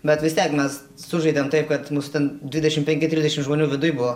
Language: Lithuanian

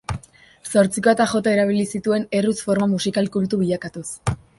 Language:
Basque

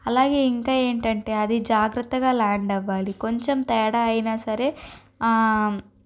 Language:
Telugu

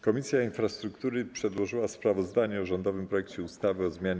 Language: Polish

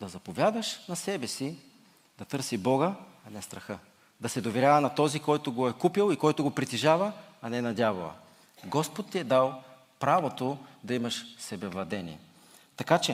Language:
Bulgarian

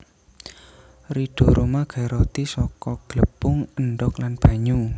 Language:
Javanese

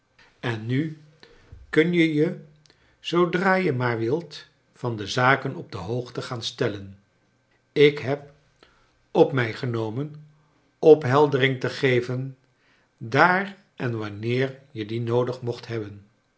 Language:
Dutch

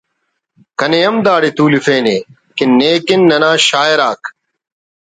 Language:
Brahui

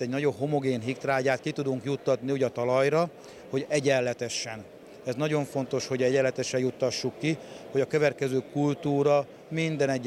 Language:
Hungarian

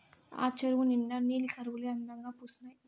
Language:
Telugu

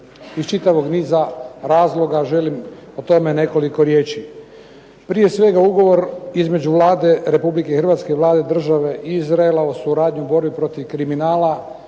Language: Croatian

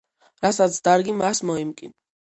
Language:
Georgian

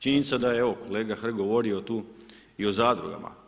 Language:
Croatian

